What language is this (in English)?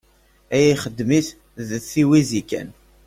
Kabyle